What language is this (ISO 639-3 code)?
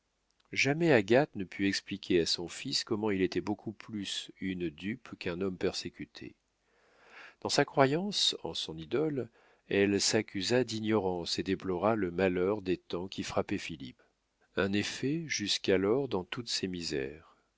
fra